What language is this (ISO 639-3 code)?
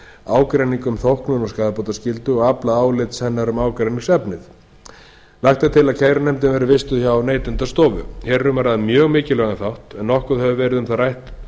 isl